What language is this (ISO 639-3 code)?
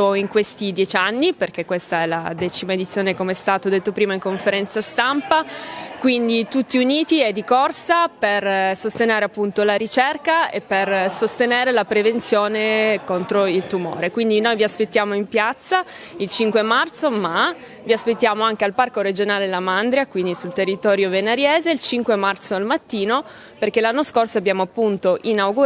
ita